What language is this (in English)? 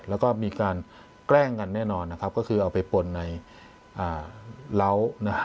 Thai